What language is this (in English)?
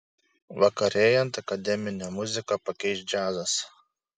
Lithuanian